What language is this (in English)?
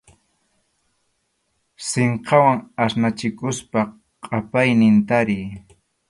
Arequipa-La Unión Quechua